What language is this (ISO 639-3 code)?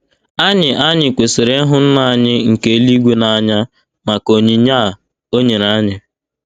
ibo